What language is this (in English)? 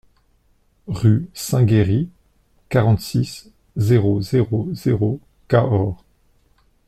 French